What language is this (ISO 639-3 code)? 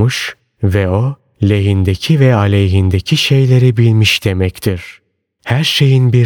tur